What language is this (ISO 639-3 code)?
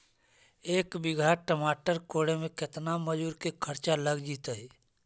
mag